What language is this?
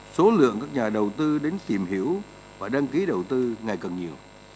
Vietnamese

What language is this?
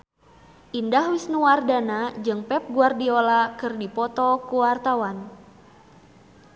Sundanese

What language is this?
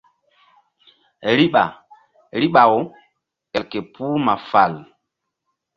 Mbum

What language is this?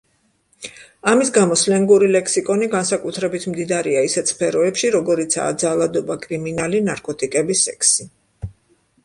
Georgian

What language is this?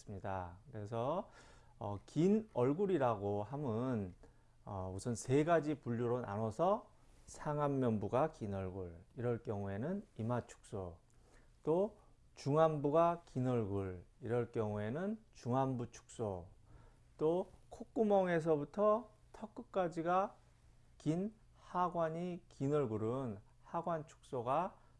Korean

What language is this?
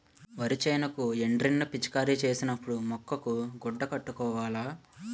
Telugu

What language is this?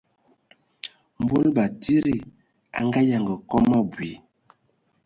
Ewondo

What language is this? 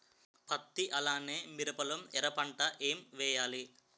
Telugu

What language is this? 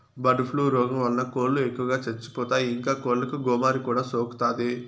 Telugu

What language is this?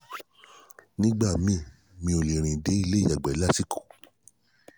Yoruba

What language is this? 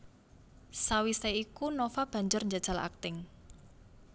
Javanese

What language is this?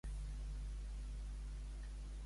Catalan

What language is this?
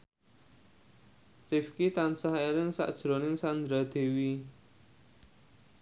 Javanese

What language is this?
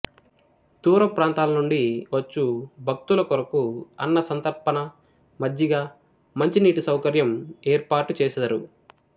Telugu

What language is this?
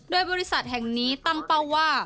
Thai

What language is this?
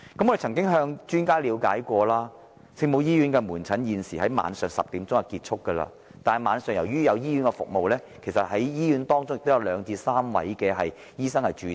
Cantonese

